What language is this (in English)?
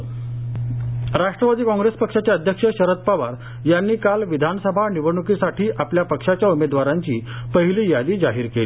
Marathi